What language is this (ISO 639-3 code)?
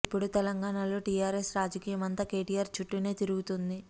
tel